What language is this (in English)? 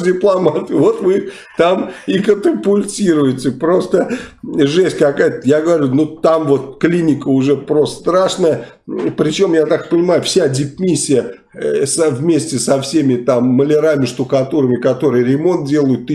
Russian